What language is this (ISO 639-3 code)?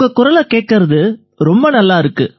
tam